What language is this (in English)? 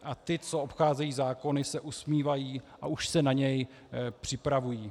Czech